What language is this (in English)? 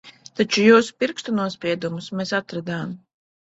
Latvian